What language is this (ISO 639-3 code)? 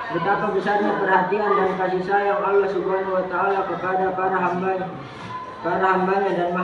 ind